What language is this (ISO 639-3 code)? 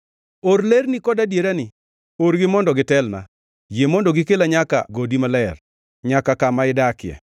luo